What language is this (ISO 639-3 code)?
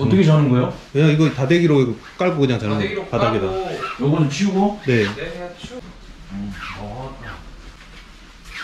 kor